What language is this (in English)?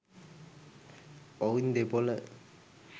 Sinhala